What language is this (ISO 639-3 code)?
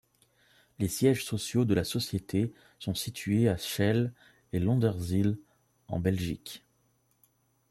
fra